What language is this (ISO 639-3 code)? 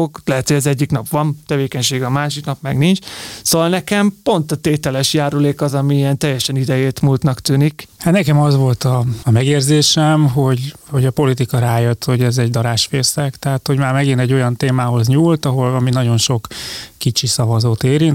hun